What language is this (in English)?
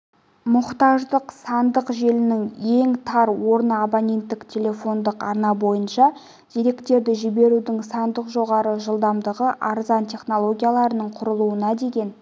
Kazakh